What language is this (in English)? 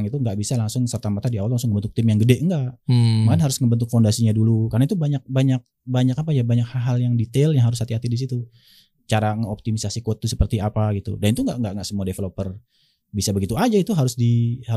Indonesian